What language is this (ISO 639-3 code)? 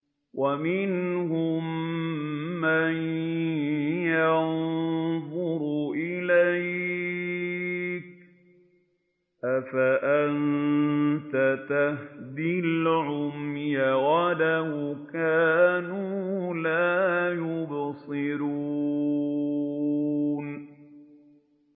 ara